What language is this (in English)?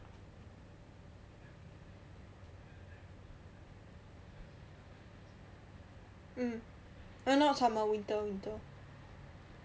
English